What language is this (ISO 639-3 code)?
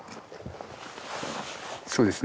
jpn